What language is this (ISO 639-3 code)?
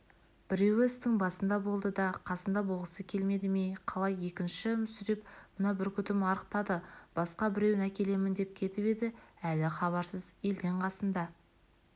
kaz